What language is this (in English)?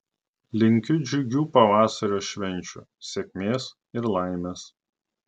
Lithuanian